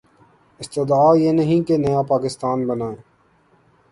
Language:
Urdu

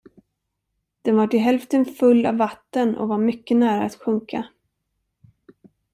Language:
Swedish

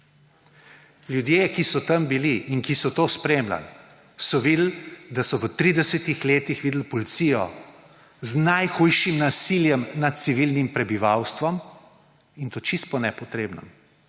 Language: Slovenian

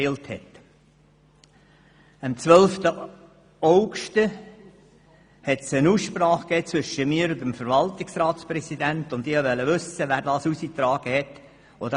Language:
Swiss German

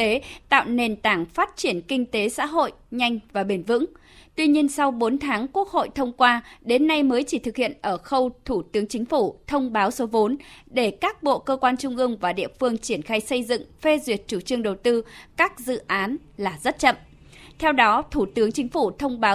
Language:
Vietnamese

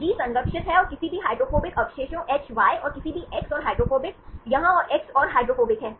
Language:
Hindi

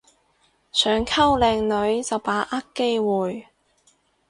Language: Cantonese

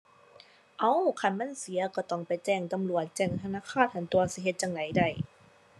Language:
Thai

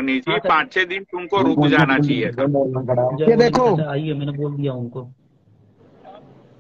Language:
Hindi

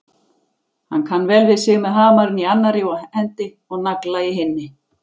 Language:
Icelandic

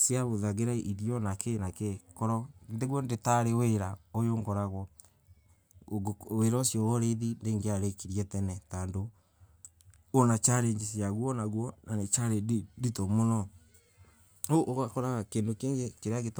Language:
Embu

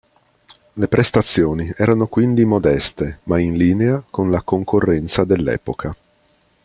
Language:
Italian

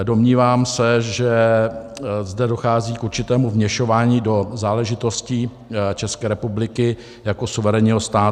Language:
Czech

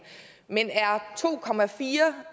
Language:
Danish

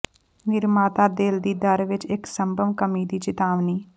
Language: Punjabi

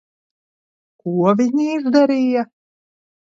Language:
Latvian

